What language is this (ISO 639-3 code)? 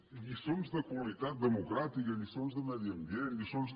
cat